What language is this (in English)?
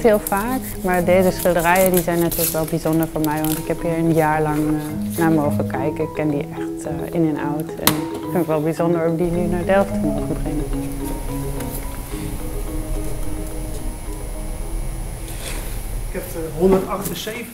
Dutch